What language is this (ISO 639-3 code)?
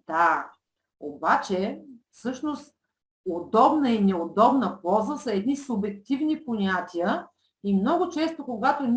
bul